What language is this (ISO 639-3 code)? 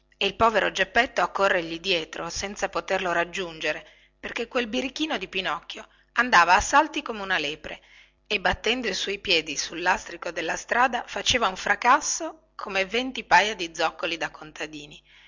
ita